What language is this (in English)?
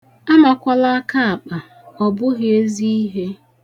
Igbo